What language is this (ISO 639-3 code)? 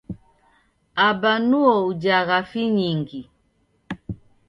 dav